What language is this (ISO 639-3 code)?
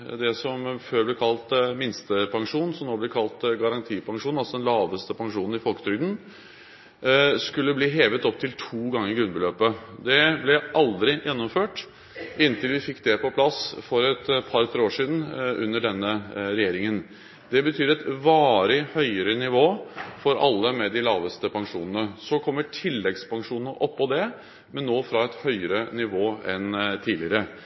nob